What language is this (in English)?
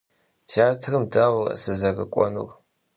Kabardian